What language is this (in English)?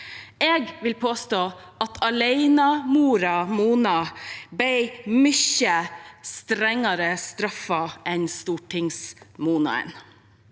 Norwegian